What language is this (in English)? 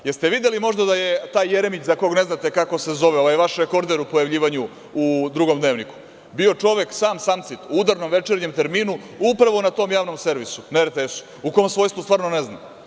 Serbian